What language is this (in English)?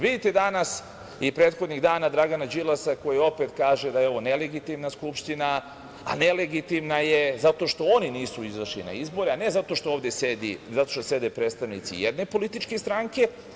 Serbian